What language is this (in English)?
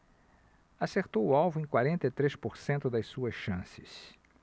Portuguese